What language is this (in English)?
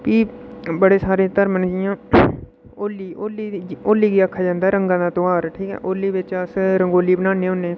Dogri